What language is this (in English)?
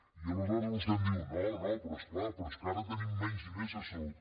Catalan